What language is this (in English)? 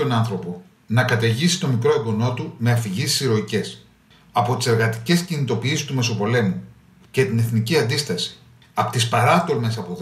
Greek